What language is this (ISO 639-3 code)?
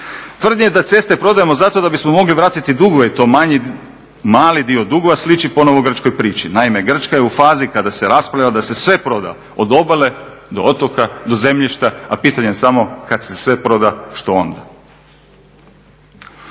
hrv